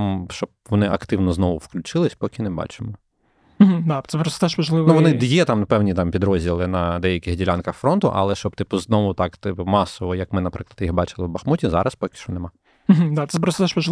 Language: Ukrainian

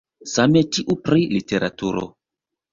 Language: Esperanto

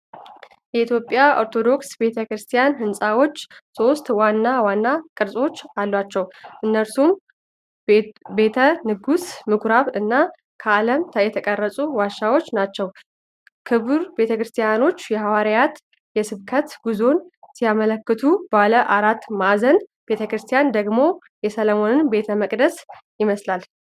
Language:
Amharic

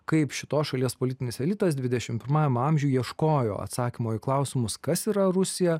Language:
Lithuanian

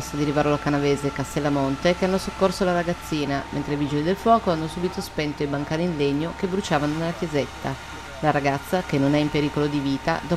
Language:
Italian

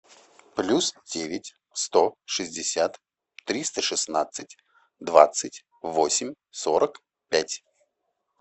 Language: Russian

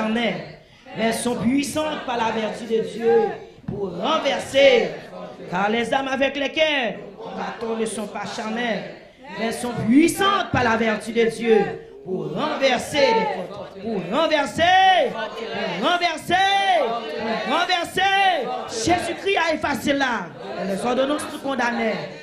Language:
French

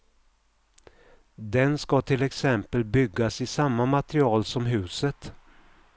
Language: Swedish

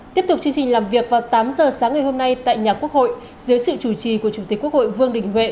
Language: Vietnamese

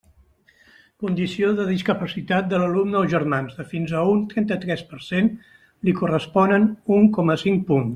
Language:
Catalan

